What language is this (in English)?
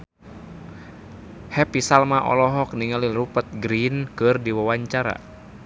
Sundanese